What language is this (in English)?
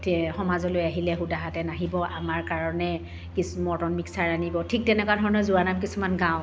Assamese